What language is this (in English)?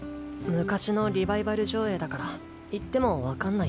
Japanese